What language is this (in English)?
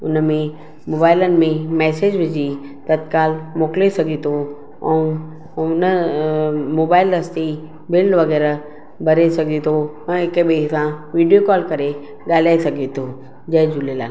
Sindhi